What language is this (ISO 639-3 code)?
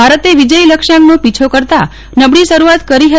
guj